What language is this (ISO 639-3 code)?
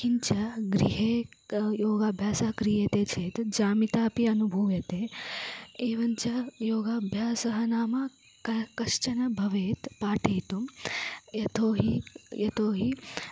san